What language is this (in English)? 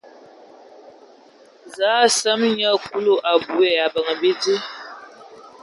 Ewondo